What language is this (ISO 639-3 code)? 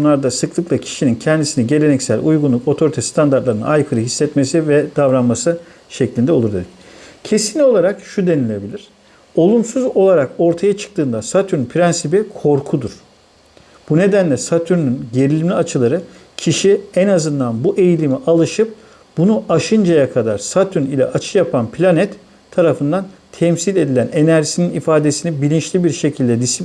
tur